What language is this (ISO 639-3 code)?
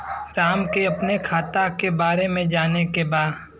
bho